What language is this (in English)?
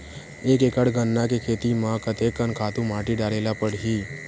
Chhattisgarhi